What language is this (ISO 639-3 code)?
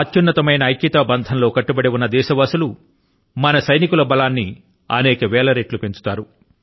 tel